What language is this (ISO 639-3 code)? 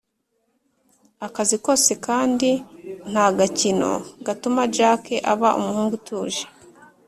kin